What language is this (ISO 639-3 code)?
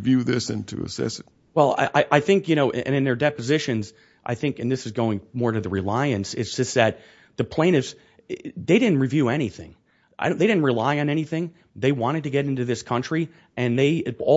eng